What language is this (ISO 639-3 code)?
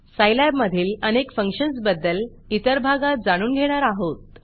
mar